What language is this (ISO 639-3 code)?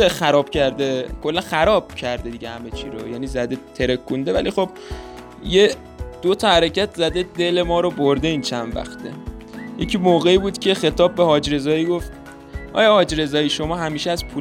fas